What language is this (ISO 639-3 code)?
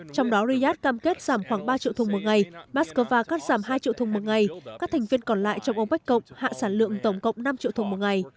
vie